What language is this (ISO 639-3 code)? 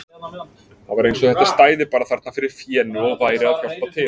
isl